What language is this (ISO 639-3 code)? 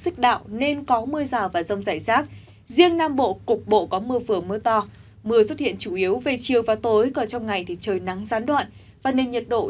vie